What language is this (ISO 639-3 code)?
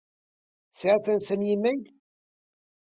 kab